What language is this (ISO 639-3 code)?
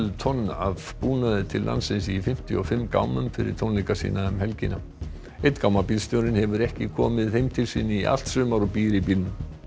isl